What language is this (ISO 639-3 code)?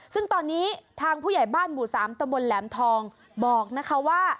tha